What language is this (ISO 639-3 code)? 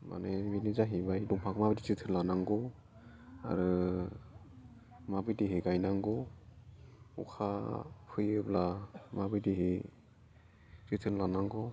brx